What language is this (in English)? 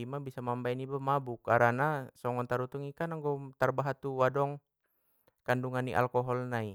Batak Mandailing